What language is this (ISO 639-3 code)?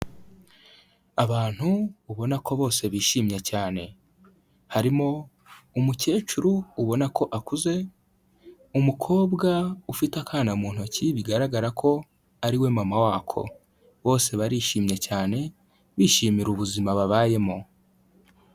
kin